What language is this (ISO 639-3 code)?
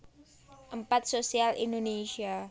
jav